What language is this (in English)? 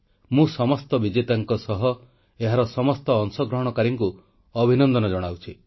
Odia